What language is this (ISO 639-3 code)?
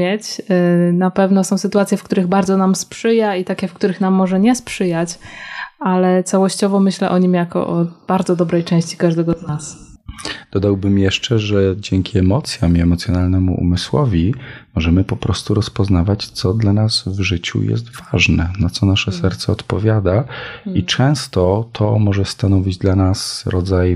pol